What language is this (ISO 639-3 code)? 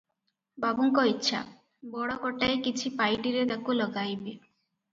ori